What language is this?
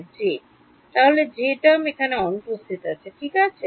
Bangla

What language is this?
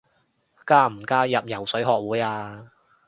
Cantonese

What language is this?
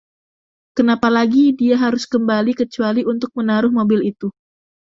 Indonesian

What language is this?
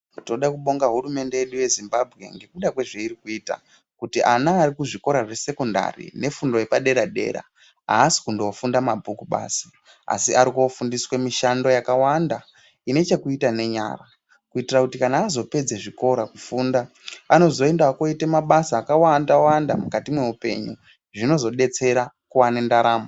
Ndau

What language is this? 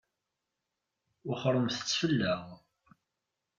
Kabyle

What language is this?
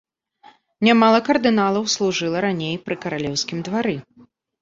Belarusian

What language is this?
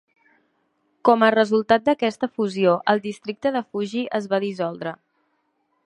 Catalan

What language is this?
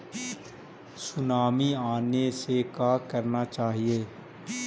Magahi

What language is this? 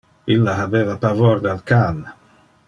Interlingua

